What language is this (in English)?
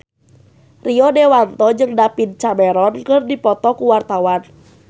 Sundanese